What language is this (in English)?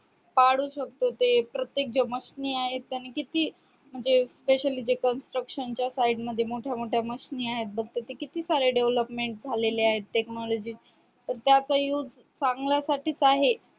Marathi